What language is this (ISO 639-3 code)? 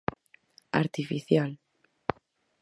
glg